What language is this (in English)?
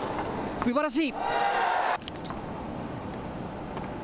Japanese